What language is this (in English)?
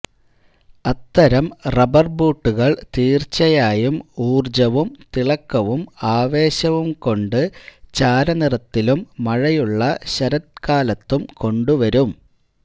Malayalam